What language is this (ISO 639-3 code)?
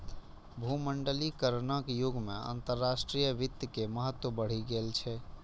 mai